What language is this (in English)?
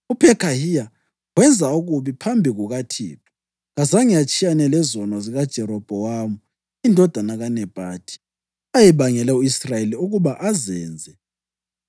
North Ndebele